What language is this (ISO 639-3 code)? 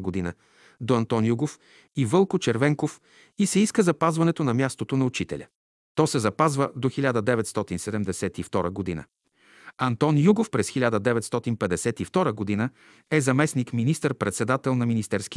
bul